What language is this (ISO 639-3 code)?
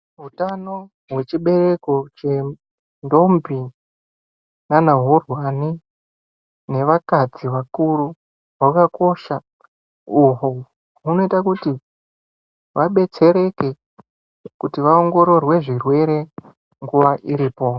ndc